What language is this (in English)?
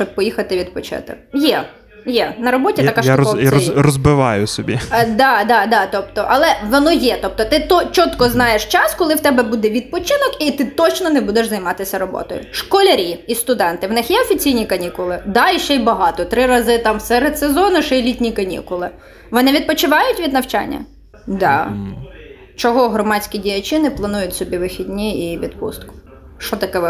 Ukrainian